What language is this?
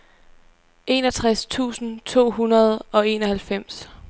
Danish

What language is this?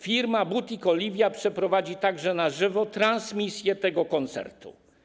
Polish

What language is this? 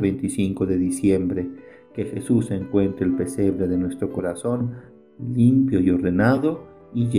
Spanish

